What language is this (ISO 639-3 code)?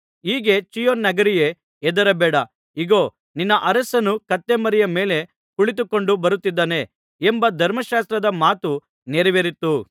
kan